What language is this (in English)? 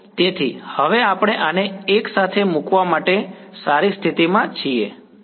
Gujarati